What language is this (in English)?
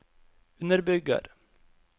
Norwegian